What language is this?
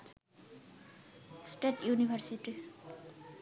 Bangla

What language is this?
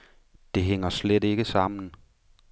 Danish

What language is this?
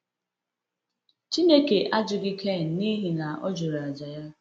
Igbo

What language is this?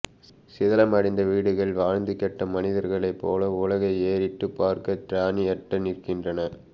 Tamil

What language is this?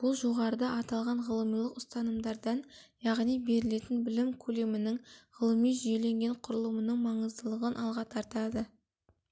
Kazakh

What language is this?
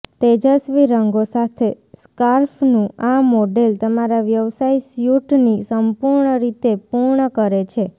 Gujarati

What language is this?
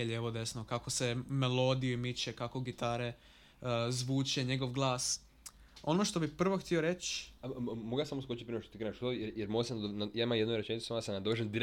Croatian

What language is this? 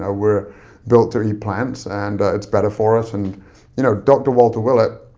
English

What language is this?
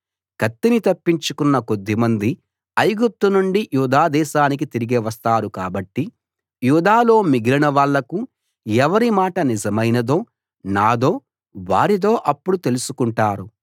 Telugu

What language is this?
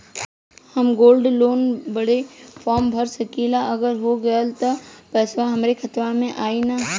Bhojpuri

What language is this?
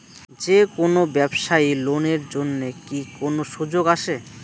Bangla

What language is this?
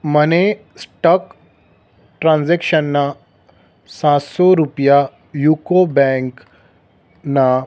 Gujarati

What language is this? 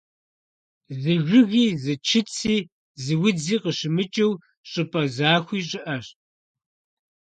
Kabardian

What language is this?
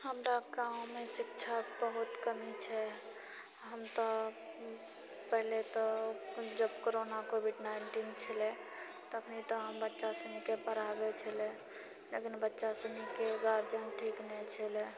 Maithili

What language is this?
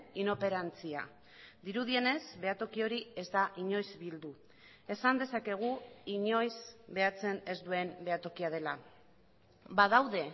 Basque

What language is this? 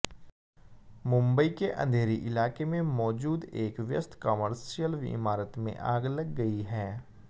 Hindi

